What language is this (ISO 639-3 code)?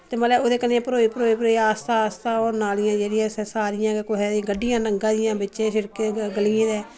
doi